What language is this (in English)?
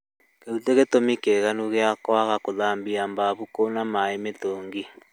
Kikuyu